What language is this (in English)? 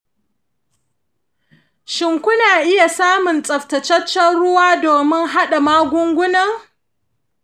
Hausa